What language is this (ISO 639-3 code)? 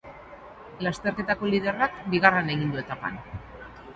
eus